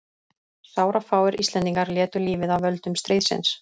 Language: Icelandic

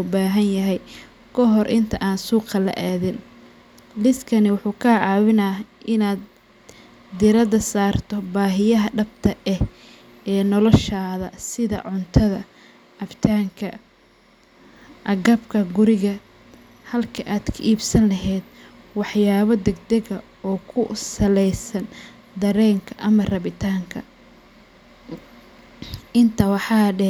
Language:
Somali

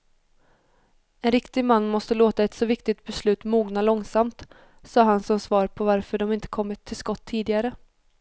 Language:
Swedish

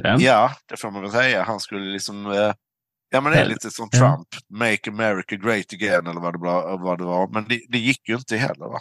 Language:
Swedish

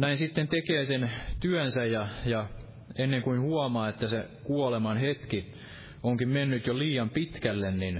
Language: Finnish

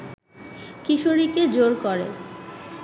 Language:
Bangla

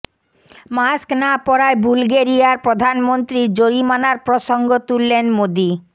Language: Bangla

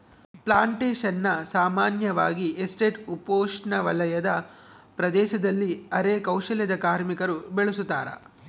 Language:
Kannada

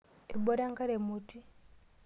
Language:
Masai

